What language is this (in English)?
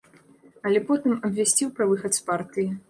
Belarusian